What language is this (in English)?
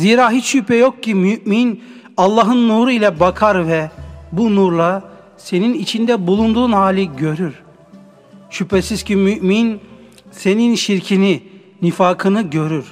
Turkish